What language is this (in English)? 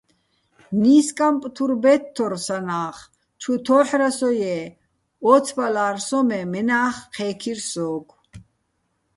Bats